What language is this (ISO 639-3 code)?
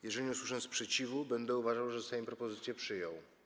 pol